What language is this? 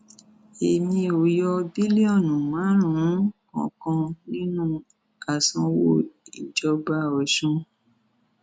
Yoruba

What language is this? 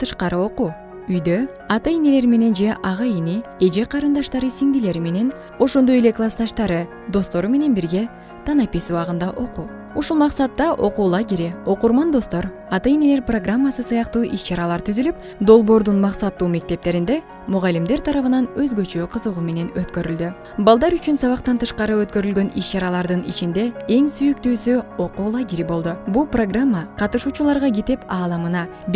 Russian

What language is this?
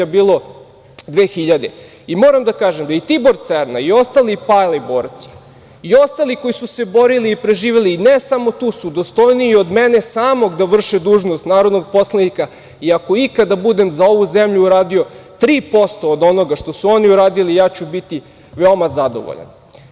Serbian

